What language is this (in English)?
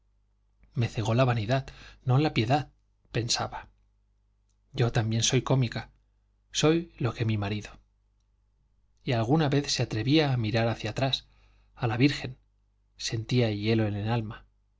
Spanish